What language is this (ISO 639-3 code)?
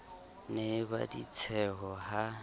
sot